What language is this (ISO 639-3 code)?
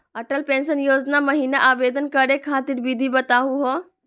mag